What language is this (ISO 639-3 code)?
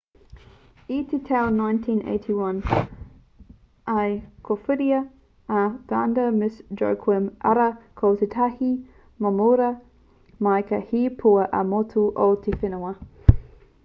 mri